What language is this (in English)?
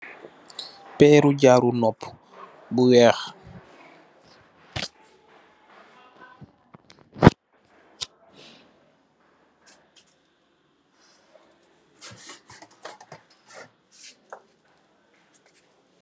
Wolof